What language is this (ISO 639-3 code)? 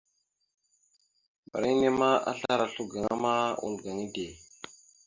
mxu